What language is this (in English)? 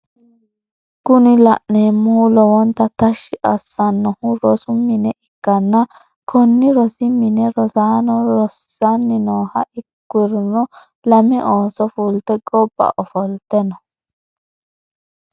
Sidamo